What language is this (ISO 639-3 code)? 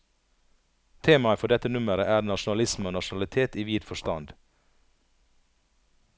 nor